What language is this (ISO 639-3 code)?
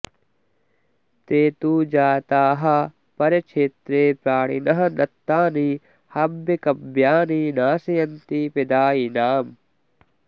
san